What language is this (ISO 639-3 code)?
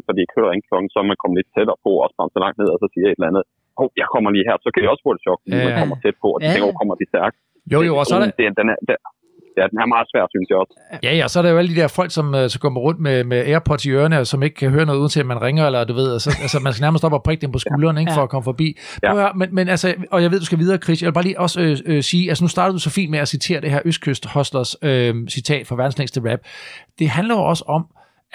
dan